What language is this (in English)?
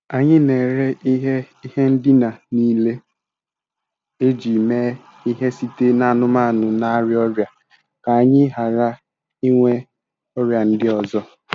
Igbo